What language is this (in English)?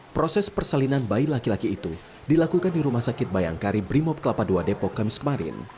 Indonesian